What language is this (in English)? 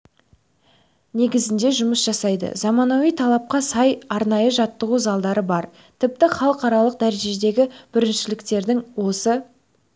Kazakh